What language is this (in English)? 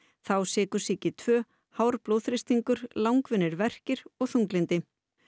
Icelandic